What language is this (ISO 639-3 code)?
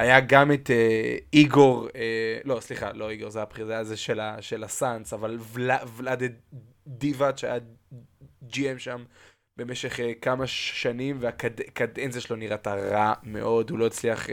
heb